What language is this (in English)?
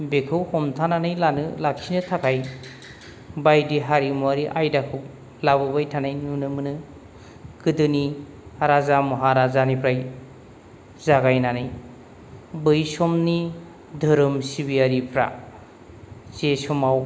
Bodo